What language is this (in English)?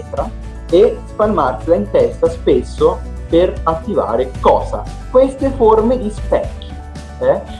Italian